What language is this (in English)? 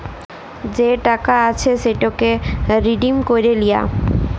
Bangla